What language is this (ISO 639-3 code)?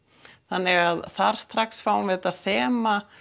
isl